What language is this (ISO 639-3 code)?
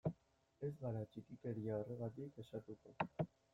eus